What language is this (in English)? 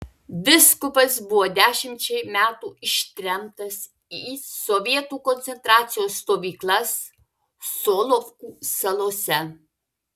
Lithuanian